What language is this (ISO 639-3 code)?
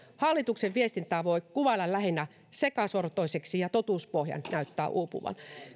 fin